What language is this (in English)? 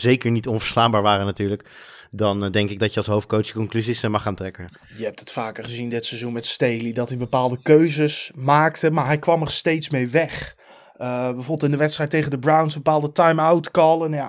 Dutch